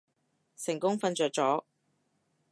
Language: Cantonese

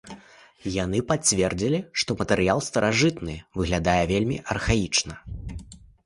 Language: Belarusian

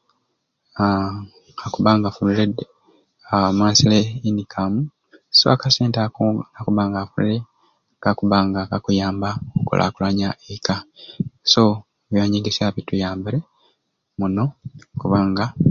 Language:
Ruuli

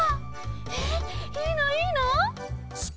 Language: Japanese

